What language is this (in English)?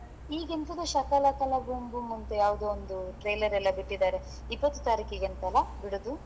Kannada